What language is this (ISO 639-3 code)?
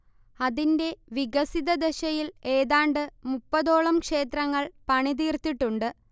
mal